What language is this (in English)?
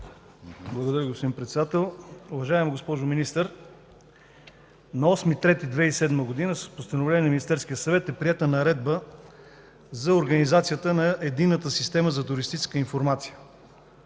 Bulgarian